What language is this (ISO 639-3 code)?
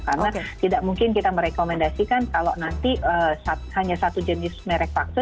ind